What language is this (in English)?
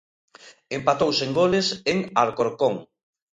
Galician